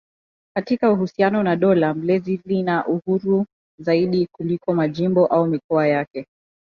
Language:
Swahili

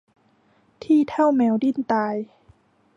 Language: Thai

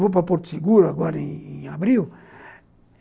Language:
Portuguese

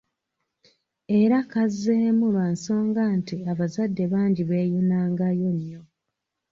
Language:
Ganda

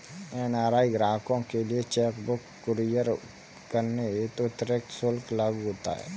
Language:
Hindi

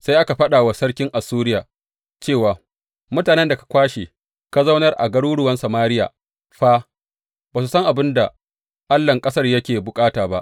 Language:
Hausa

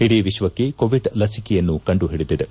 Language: Kannada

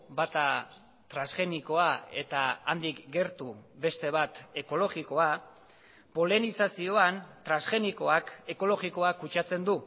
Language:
Basque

